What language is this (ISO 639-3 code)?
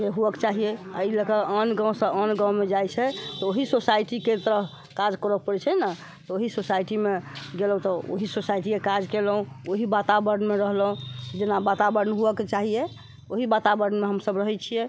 mai